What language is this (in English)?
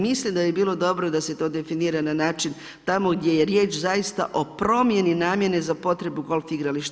Croatian